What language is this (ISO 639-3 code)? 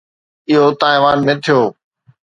snd